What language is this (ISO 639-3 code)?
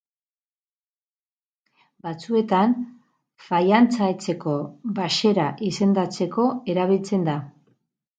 eus